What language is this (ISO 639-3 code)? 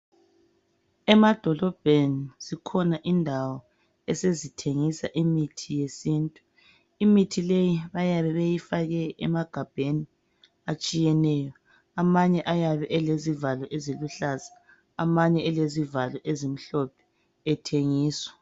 nde